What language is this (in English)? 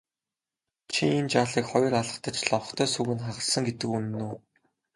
Mongolian